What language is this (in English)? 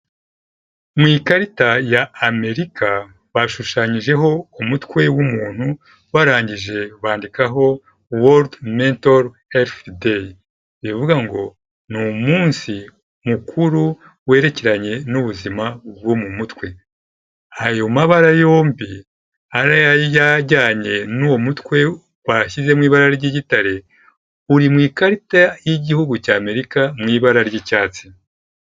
Kinyarwanda